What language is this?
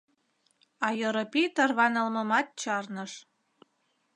Mari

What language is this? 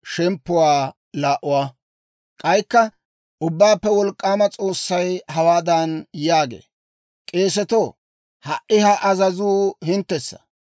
Dawro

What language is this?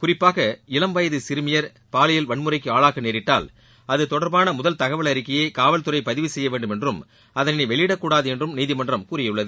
Tamil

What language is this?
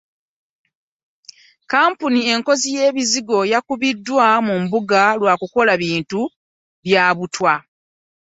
Ganda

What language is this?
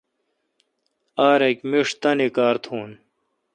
Kalkoti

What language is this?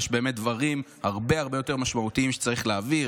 Hebrew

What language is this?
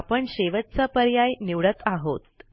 Marathi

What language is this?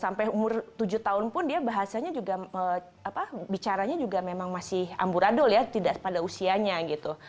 Indonesian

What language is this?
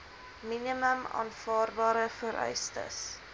Afrikaans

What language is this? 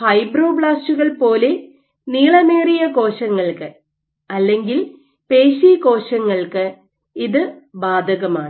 Malayalam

